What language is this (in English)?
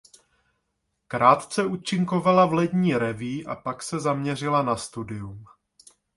Czech